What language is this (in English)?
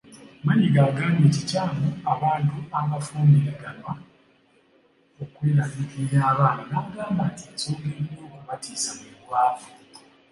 Ganda